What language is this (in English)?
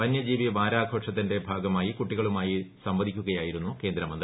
Malayalam